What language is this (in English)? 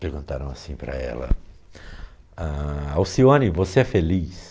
Portuguese